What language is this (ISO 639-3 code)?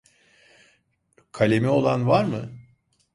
tur